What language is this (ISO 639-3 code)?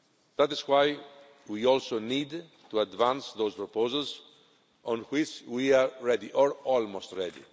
eng